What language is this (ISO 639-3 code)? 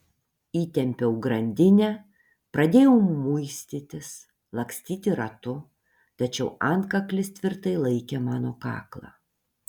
lit